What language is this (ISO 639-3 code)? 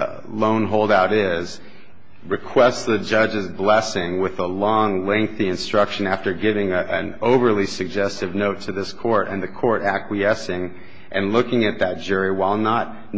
eng